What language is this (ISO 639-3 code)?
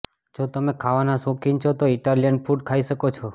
guj